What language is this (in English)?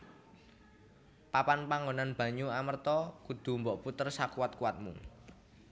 Javanese